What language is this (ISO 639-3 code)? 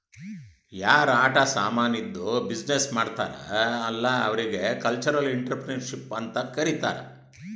kan